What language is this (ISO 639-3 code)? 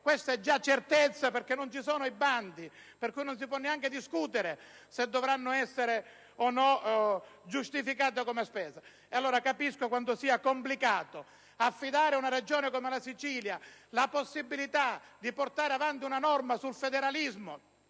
ita